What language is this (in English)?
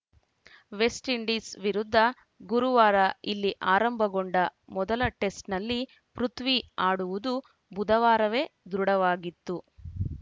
Kannada